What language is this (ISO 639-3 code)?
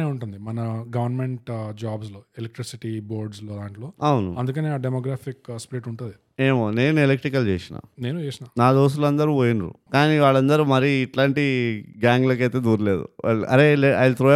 tel